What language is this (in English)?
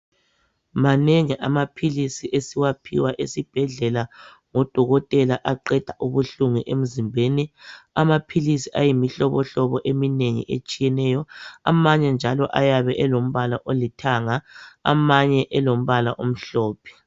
North Ndebele